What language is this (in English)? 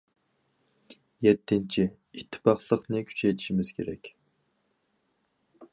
Uyghur